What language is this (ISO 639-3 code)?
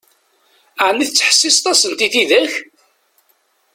kab